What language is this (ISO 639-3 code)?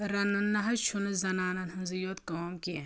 kas